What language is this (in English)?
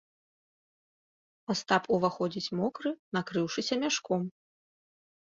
Belarusian